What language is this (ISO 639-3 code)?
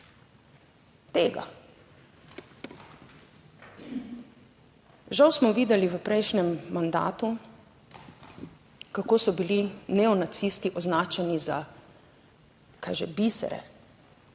slv